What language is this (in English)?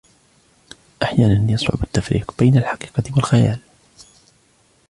Arabic